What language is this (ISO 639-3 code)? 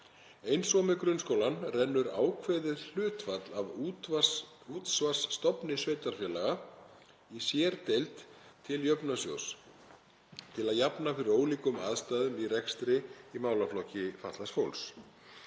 isl